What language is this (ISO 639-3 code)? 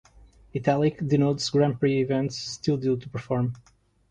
eng